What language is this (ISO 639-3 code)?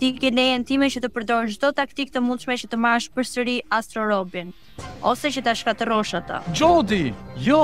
ron